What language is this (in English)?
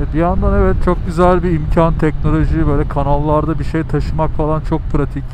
Turkish